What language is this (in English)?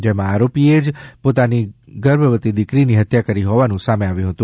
Gujarati